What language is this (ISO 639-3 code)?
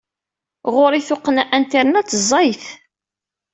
kab